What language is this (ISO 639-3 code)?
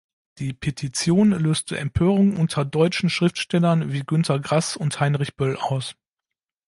deu